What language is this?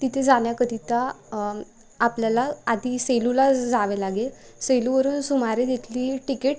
Marathi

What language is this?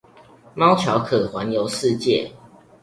Chinese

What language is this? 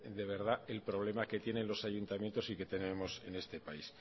Spanish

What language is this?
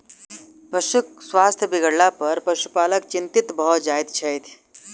Maithili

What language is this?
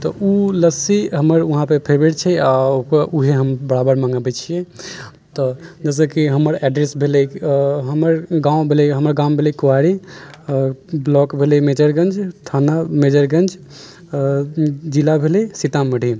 Maithili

